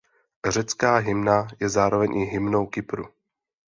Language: Czech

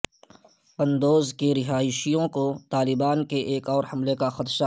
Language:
Urdu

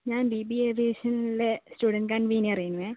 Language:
Malayalam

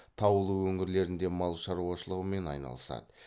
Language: Kazakh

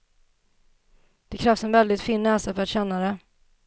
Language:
Swedish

